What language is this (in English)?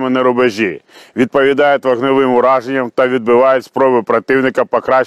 Ukrainian